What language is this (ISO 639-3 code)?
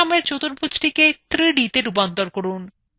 ben